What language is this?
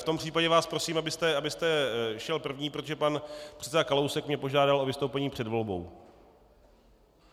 Czech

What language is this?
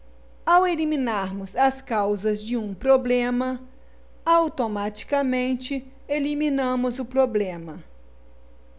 Portuguese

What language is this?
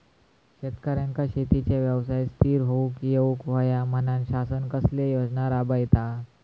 Marathi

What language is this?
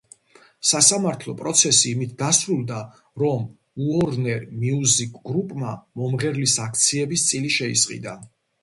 Georgian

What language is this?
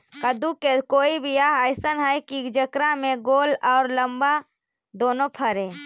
Magahi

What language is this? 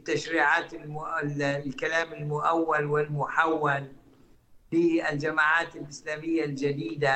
Arabic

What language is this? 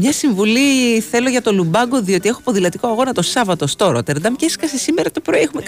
Greek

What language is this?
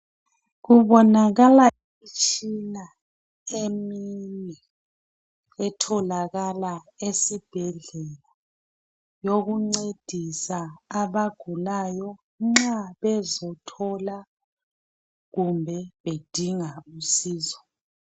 North Ndebele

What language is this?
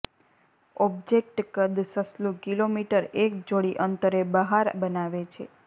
Gujarati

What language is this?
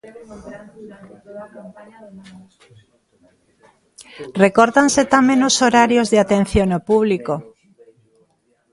Galician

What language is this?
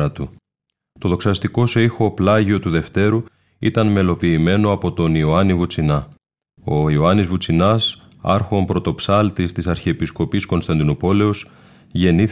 Greek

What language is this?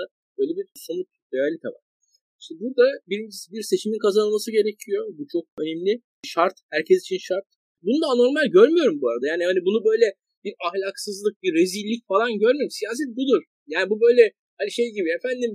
Turkish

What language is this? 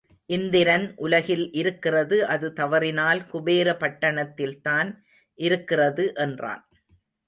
Tamil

